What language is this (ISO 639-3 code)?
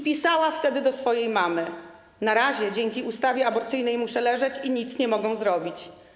pol